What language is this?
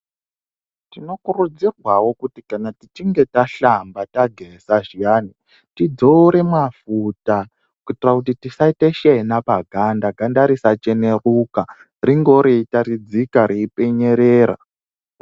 Ndau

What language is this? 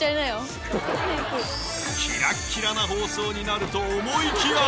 Japanese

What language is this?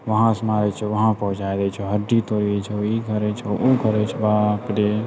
Maithili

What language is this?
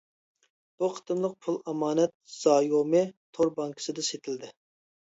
Uyghur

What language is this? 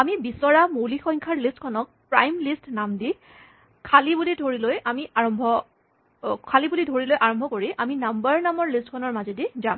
Assamese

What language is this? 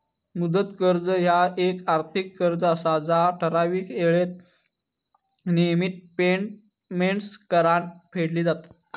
Marathi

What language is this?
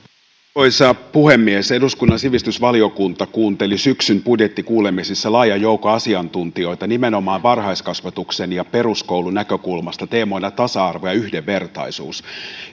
Finnish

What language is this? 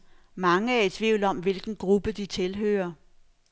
Danish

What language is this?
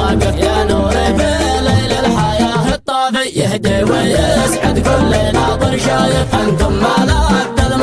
Arabic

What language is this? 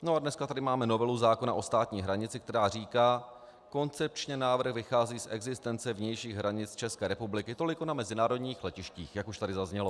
Czech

